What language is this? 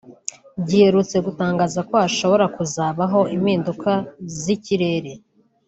Kinyarwanda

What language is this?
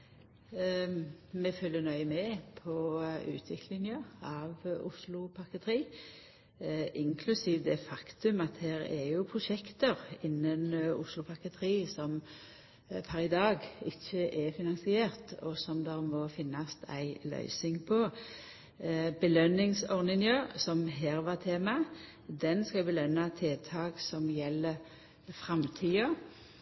Norwegian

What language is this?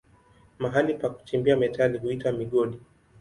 Swahili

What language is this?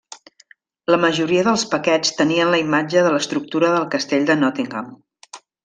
Catalan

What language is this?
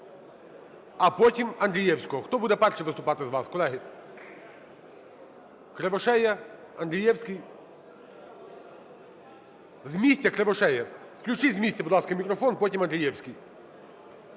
Ukrainian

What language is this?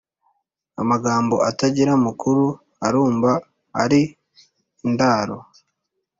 Kinyarwanda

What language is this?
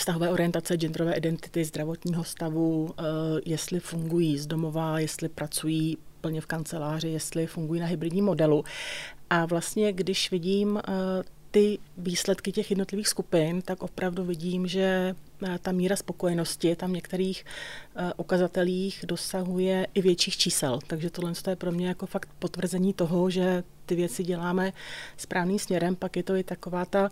Czech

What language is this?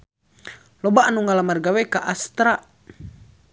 Sundanese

